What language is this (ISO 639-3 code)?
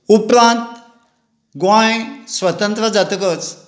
kok